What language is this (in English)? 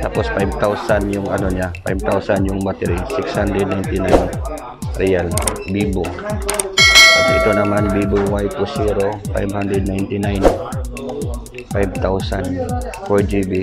Filipino